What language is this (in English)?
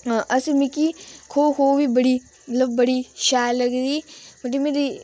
Dogri